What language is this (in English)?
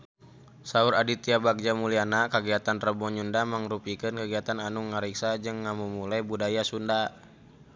Sundanese